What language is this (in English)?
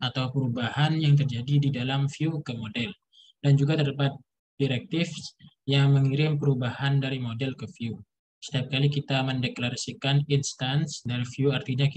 Indonesian